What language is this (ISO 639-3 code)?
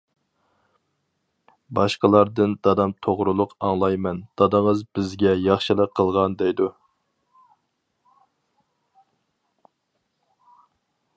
uig